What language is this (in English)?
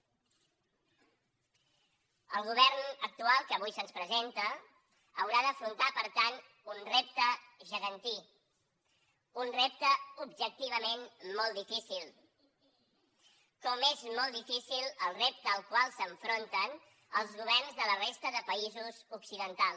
Catalan